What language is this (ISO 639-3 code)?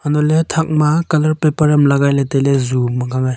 nnp